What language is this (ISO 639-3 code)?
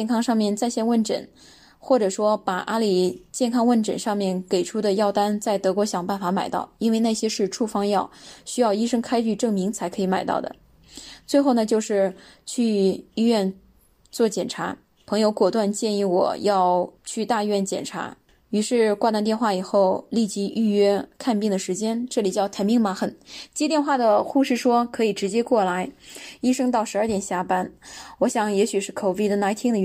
zho